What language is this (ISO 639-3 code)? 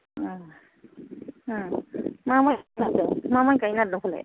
brx